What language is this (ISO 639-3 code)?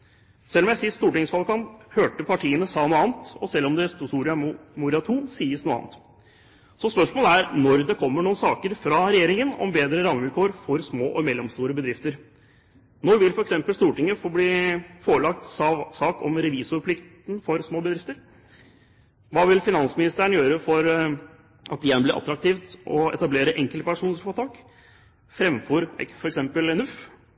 nob